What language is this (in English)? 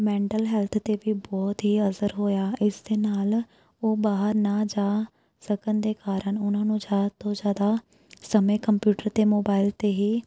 Punjabi